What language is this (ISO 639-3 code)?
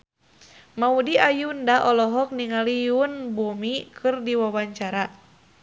sun